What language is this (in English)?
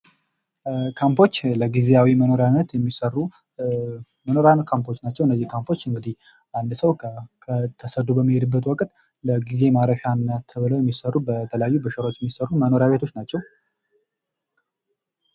Amharic